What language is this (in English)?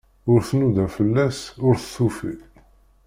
Kabyle